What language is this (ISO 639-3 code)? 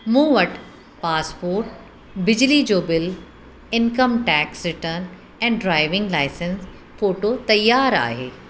snd